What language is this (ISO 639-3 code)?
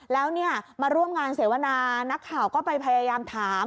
tha